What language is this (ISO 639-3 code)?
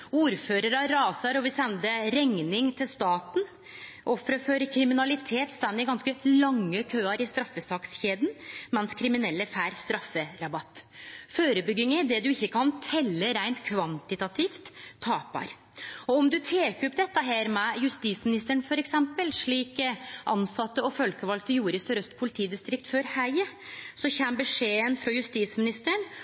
nno